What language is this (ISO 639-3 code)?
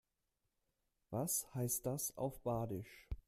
deu